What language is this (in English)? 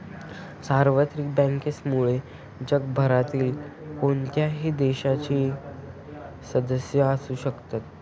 Marathi